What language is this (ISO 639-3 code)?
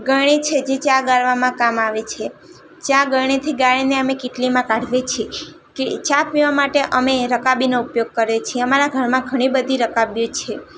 guj